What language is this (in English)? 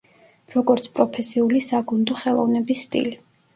Georgian